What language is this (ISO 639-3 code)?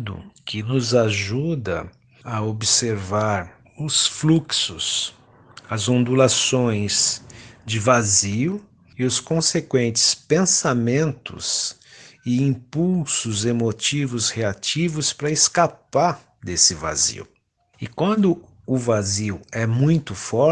por